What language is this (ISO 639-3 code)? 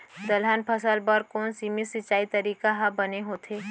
hne